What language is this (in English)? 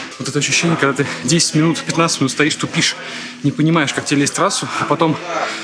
Russian